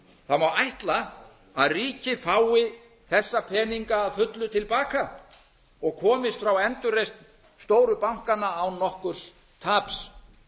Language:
Icelandic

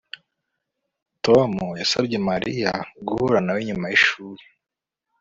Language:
Kinyarwanda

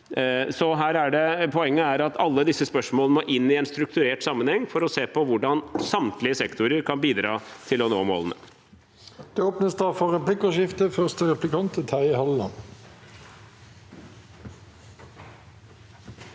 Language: Norwegian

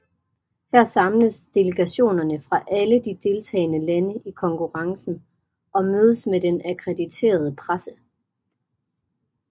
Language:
Danish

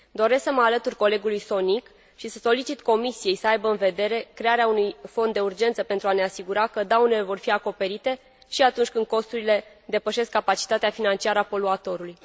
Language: Romanian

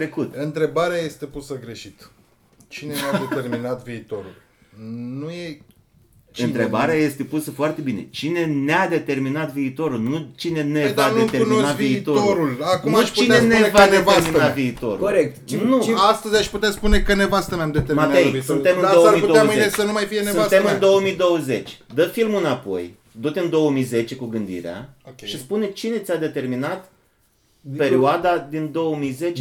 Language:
Romanian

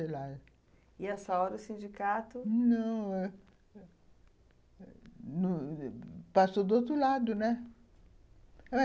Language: Portuguese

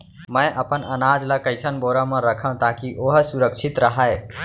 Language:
Chhattisgarhi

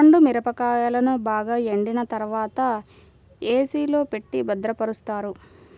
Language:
Telugu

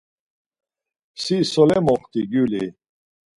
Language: Laz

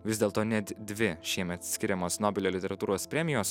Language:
Lithuanian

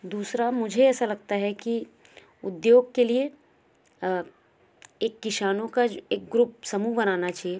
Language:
Hindi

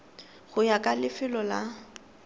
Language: Tswana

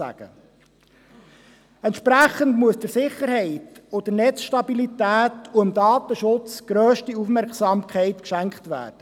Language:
Swiss German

